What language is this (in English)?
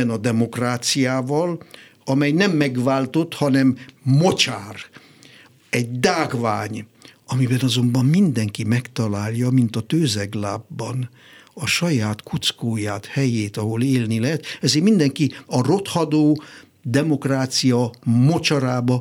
Hungarian